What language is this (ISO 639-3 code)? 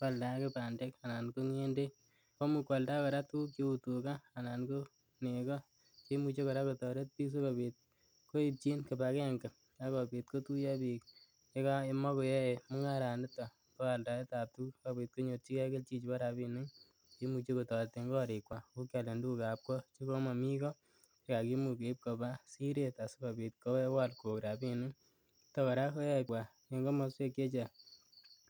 kln